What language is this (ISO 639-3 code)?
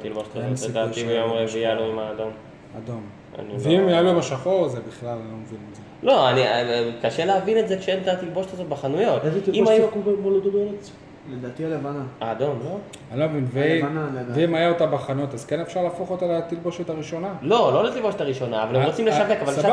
heb